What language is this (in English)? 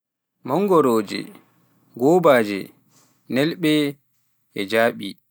Pular